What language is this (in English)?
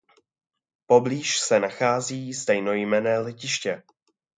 Czech